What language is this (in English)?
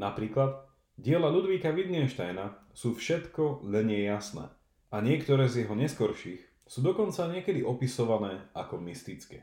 Slovak